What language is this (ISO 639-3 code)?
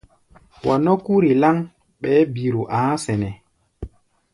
gba